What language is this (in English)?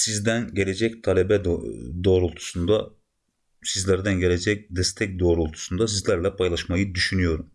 Turkish